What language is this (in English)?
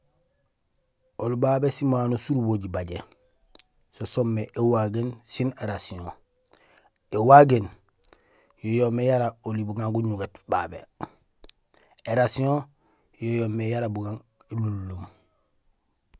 Gusilay